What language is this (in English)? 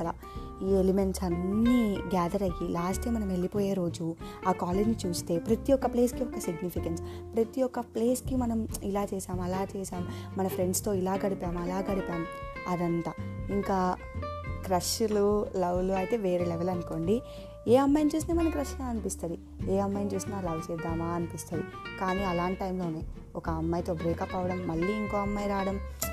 Telugu